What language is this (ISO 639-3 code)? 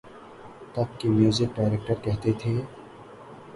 urd